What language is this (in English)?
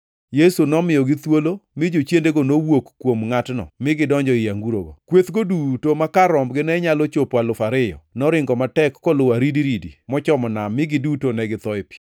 Luo (Kenya and Tanzania)